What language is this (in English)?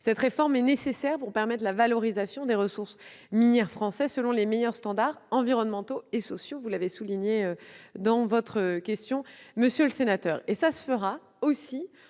French